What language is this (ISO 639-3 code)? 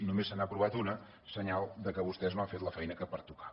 cat